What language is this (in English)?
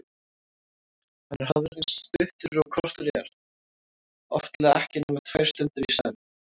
Icelandic